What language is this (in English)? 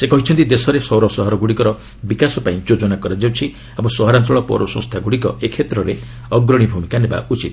Odia